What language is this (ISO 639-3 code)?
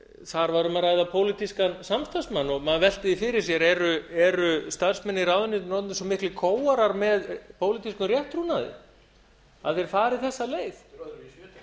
isl